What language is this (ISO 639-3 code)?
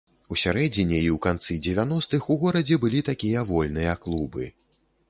bel